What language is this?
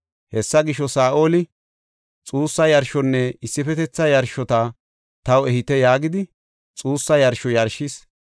Gofa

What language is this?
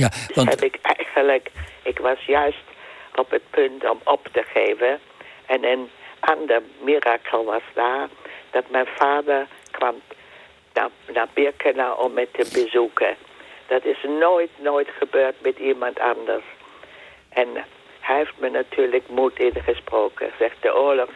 Dutch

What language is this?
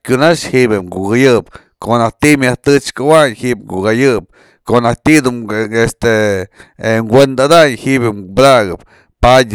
Mazatlán Mixe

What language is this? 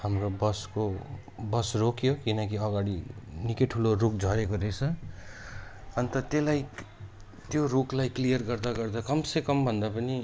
Nepali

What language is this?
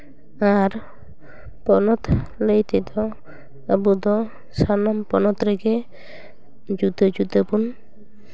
Santali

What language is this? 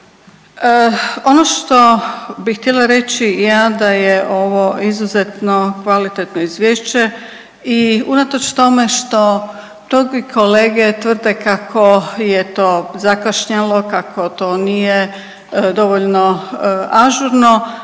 Croatian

